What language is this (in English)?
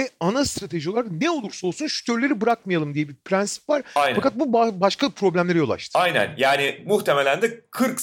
Turkish